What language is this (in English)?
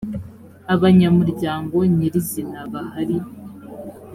Kinyarwanda